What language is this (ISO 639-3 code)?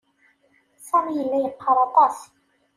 kab